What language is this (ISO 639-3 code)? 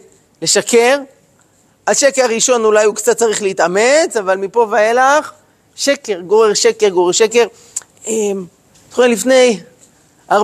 heb